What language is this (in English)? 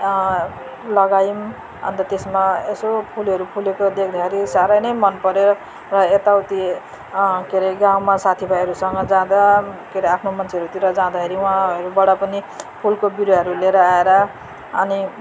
Nepali